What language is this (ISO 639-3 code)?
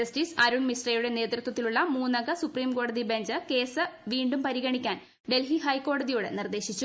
mal